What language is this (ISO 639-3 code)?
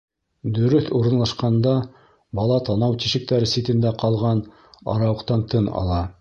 bak